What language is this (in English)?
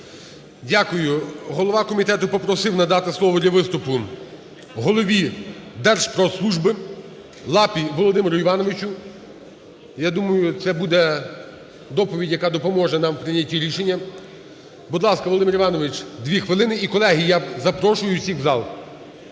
Ukrainian